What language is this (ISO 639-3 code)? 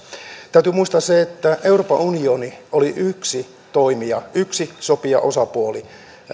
fin